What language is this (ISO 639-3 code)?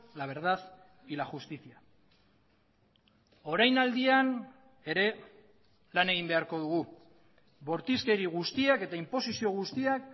eus